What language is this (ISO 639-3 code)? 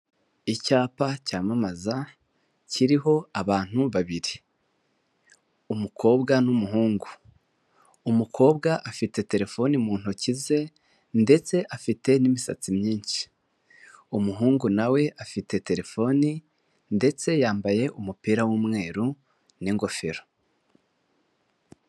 kin